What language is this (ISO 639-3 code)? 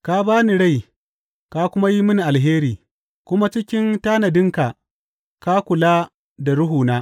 hau